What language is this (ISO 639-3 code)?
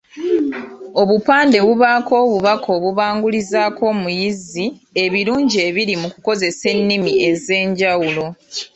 lug